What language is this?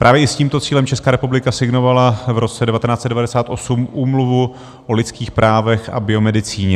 Czech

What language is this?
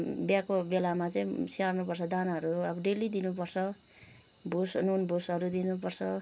Nepali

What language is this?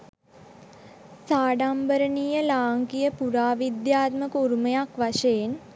Sinhala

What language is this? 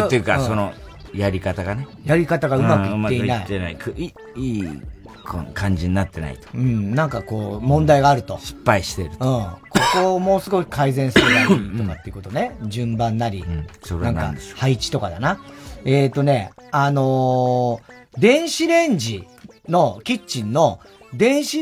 Japanese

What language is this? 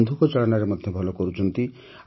Odia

